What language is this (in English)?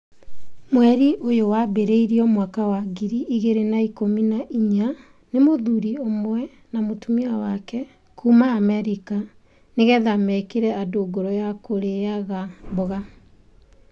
Kikuyu